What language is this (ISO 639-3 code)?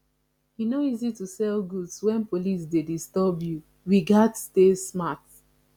pcm